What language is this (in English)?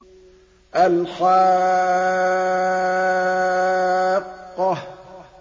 Arabic